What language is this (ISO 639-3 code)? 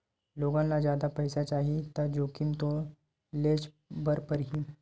hne